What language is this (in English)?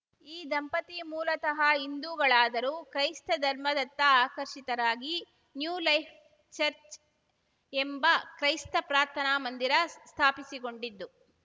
Kannada